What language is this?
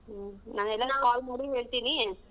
Kannada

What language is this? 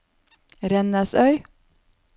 Norwegian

